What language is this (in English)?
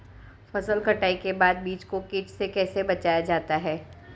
Hindi